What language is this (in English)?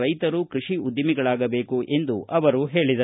Kannada